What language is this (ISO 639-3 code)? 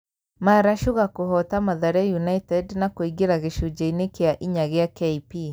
kik